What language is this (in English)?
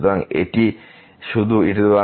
Bangla